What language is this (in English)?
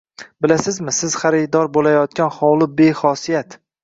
Uzbek